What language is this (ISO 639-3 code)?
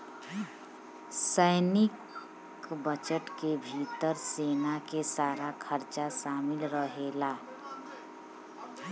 bho